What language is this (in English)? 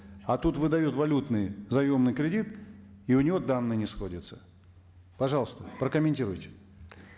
Kazakh